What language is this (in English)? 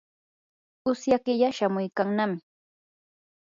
Yanahuanca Pasco Quechua